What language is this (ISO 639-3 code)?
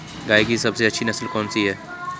hin